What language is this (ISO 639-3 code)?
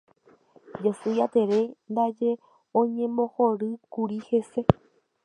grn